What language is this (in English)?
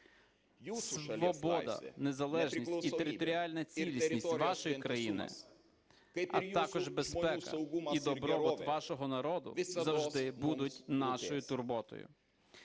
Ukrainian